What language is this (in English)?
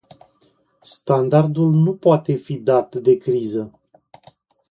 Romanian